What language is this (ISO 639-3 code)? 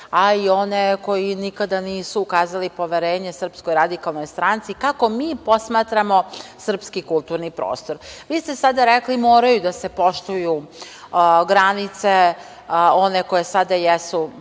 srp